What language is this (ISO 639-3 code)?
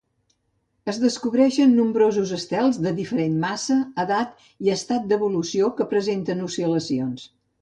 cat